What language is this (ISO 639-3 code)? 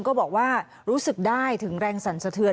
tha